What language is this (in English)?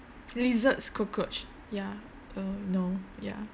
English